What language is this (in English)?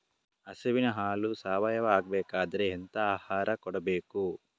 Kannada